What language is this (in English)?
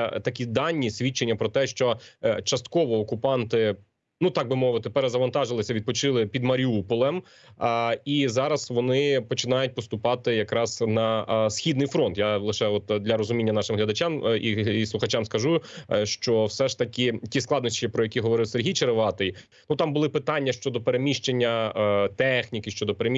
Ukrainian